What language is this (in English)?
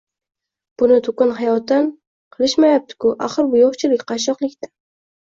Uzbek